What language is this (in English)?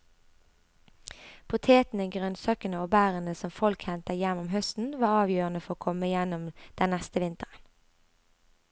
Norwegian